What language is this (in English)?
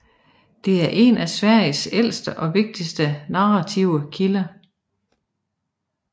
Danish